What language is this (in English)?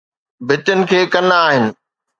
Sindhi